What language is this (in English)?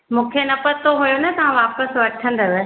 Sindhi